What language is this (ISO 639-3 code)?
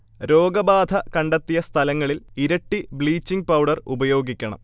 mal